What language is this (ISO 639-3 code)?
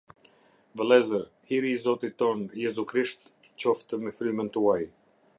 sqi